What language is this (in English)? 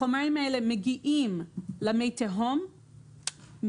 Hebrew